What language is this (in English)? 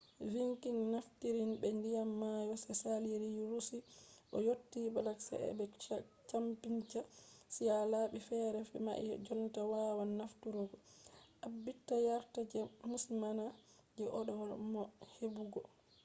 Fula